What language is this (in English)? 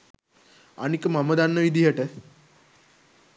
Sinhala